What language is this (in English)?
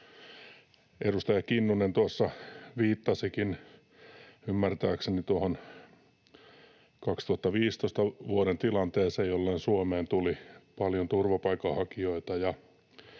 Finnish